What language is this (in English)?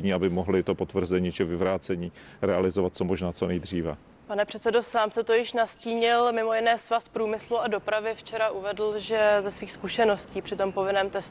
Czech